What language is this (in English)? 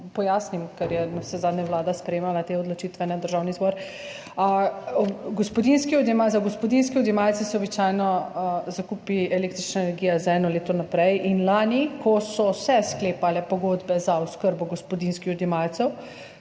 Slovenian